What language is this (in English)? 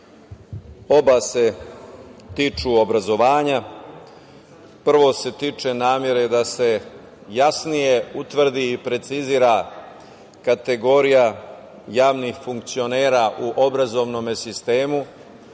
Serbian